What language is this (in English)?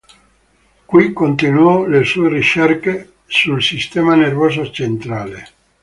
Italian